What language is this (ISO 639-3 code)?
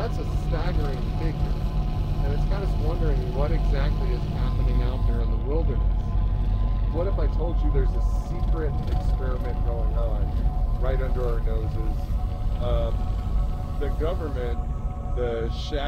eng